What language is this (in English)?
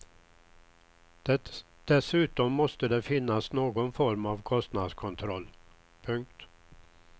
Swedish